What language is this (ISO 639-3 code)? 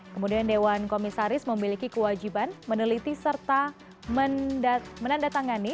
ind